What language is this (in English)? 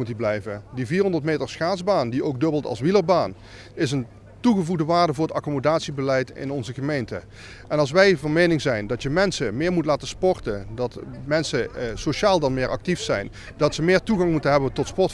Dutch